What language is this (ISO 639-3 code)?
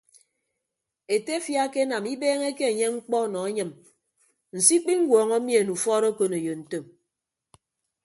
ibb